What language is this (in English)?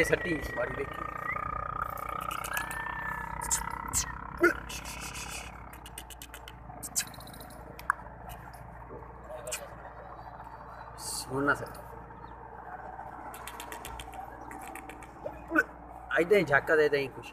English